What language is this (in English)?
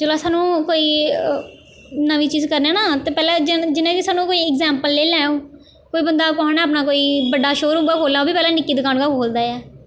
Dogri